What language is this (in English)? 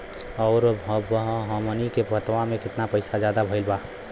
Bhojpuri